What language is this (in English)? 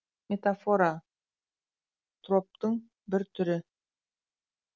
Kazakh